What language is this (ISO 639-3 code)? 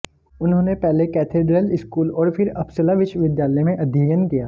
hin